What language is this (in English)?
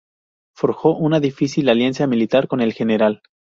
Spanish